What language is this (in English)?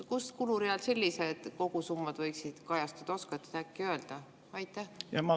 Estonian